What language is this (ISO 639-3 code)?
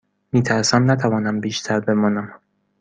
fas